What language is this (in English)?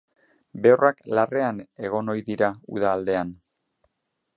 Basque